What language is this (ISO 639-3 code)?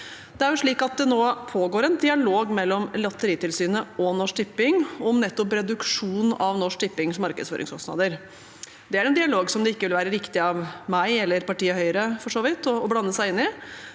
nor